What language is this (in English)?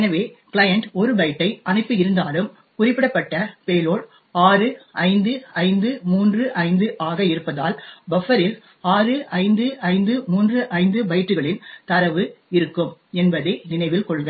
Tamil